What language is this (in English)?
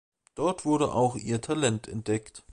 German